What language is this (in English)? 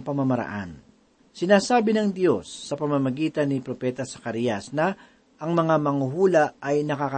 Filipino